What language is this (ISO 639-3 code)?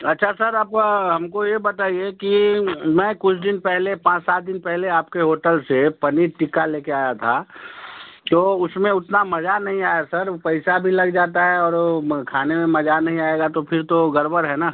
hin